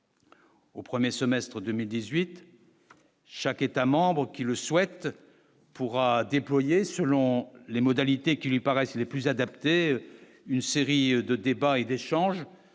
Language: French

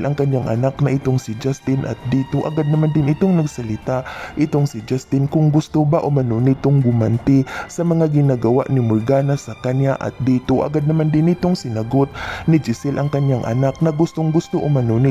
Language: Filipino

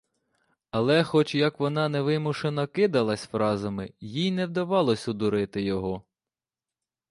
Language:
Ukrainian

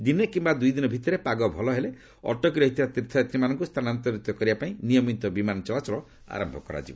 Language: Odia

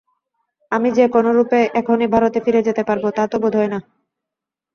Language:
Bangla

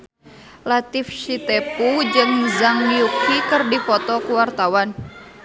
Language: Sundanese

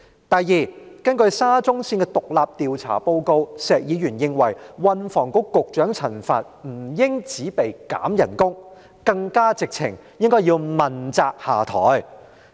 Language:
Cantonese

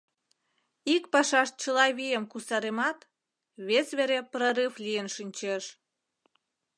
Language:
Mari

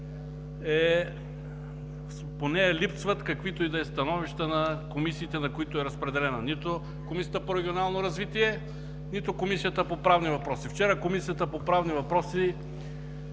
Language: Bulgarian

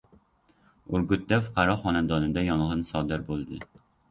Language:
Uzbek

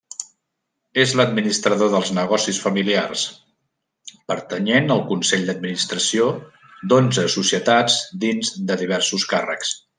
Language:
Catalan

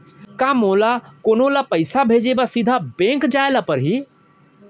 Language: Chhattisgarhi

